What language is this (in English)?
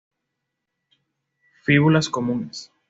Spanish